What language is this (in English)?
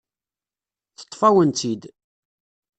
Kabyle